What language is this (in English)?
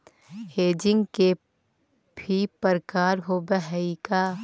Magahi